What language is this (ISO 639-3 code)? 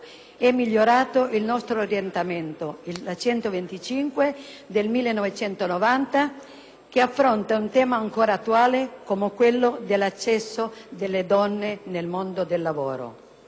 ita